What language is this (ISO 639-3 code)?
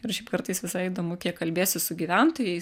lit